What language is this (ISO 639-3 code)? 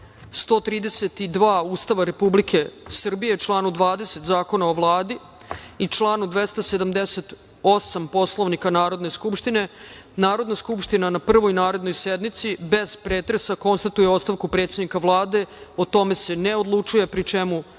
srp